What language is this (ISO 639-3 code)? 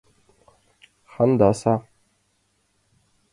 chm